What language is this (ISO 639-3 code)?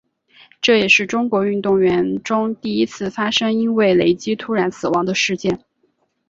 zho